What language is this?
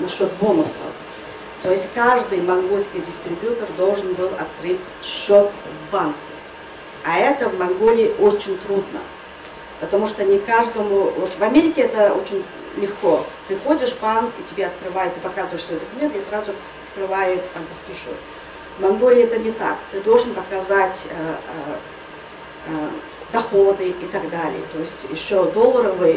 Russian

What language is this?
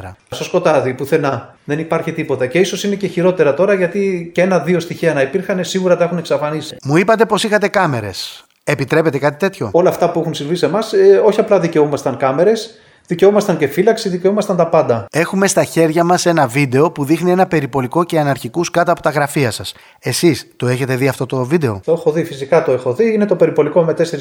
Greek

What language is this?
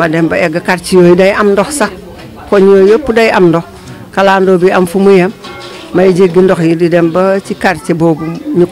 Indonesian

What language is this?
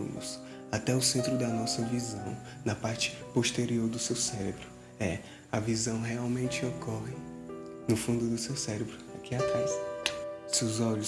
Portuguese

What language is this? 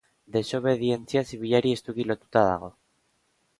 Basque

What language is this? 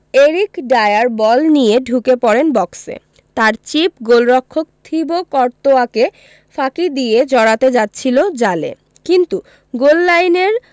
Bangla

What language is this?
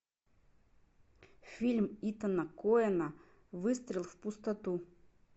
Russian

